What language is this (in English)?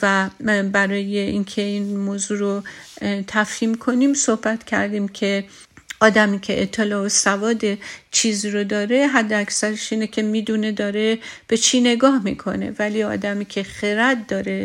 Persian